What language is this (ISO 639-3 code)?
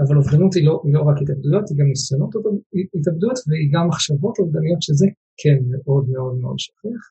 heb